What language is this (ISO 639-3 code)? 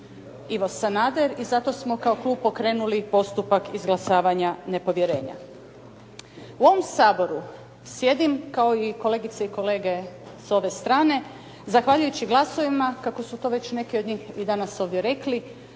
hrv